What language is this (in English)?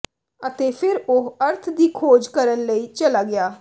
Punjabi